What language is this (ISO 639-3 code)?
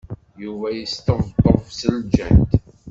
kab